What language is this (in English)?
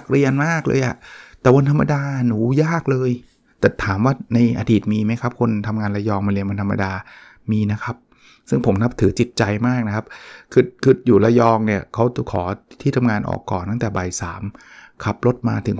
Thai